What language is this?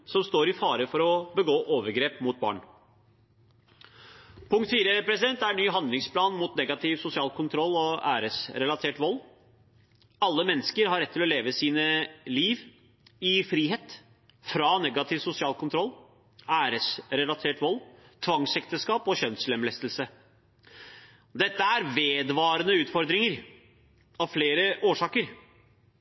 Norwegian Bokmål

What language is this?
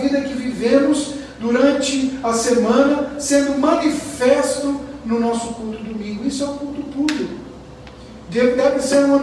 Portuguese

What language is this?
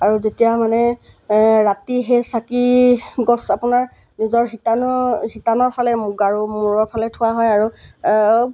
Assamese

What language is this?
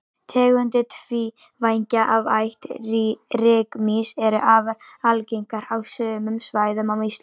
Icelandic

